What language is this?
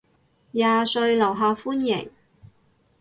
Cantonese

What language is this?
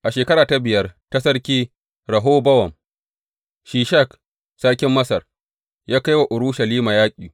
Hausa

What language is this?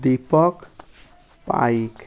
Odia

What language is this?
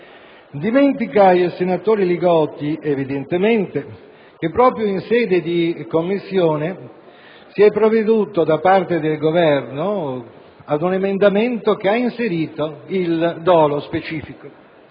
Italian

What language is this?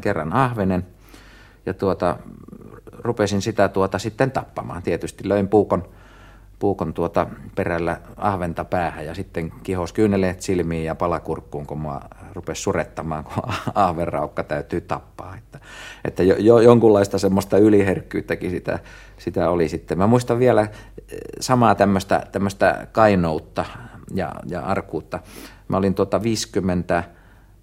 Finnish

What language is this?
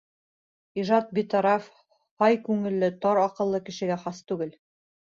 Bashkir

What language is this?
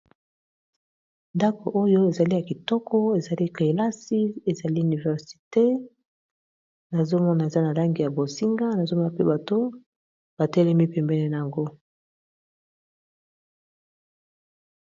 Lingala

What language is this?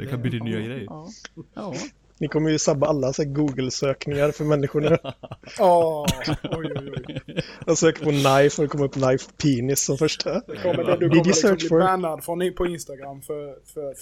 Swedish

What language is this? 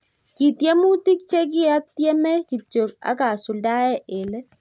Kalenjin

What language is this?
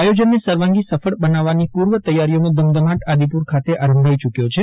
Gujarati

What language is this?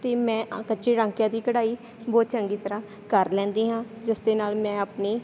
Punjabi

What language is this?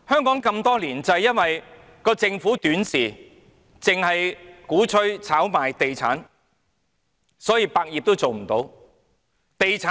Cantonese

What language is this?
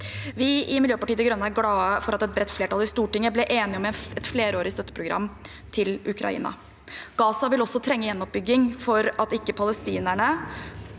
Norwegian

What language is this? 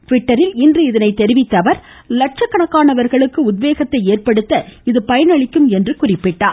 Tamil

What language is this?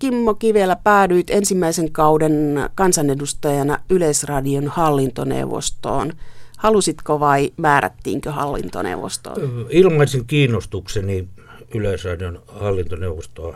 Finnish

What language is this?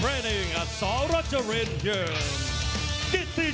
Thai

